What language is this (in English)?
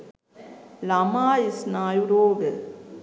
Sinhala